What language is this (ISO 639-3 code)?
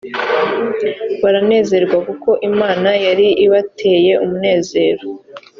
kin